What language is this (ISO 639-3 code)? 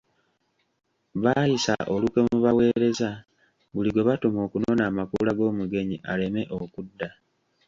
lug